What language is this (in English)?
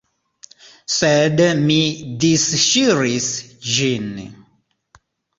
Esperanto